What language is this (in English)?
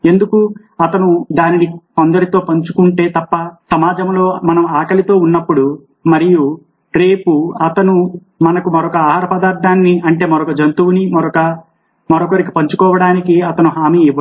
Telugu